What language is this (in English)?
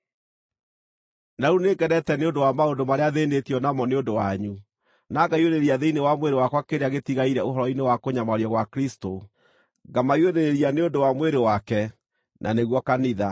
Kikuyu